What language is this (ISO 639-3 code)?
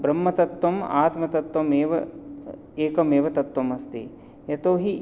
san